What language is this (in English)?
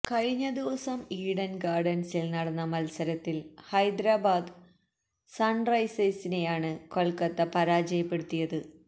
Malayalam